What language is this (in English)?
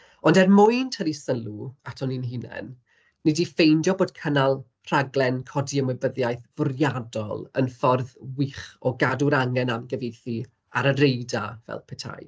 Welsh